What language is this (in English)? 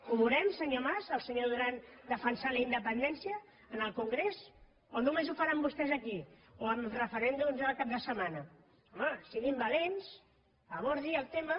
Catalan